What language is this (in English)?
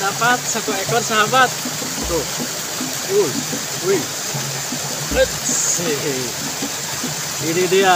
Indonesian